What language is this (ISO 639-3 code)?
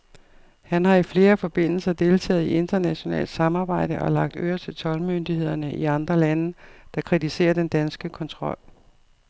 dan